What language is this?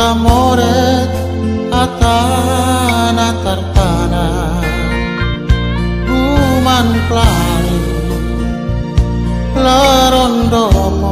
Vietnamese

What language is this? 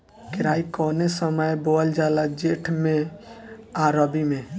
Bhojpuri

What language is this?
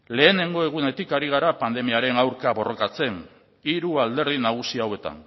Basque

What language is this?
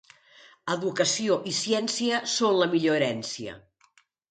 Catalan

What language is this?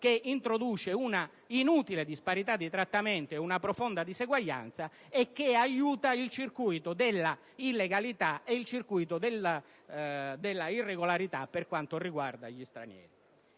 Italian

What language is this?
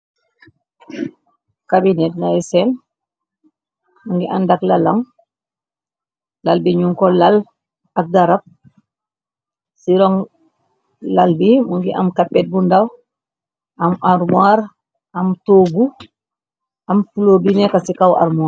Wolof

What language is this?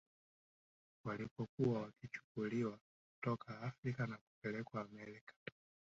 Swahili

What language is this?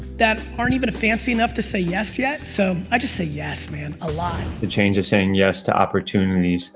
English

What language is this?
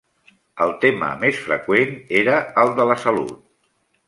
Catalan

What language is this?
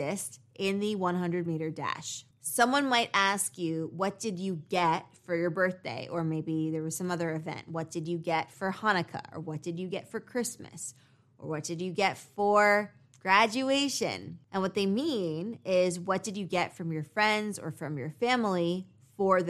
English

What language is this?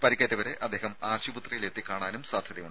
Malayalam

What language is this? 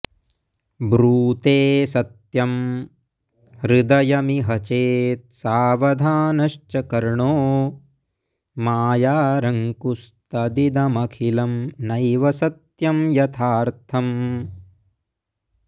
Sanskrit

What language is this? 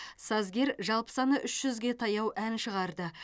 Kazakh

